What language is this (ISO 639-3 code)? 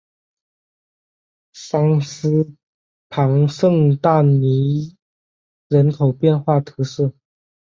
zho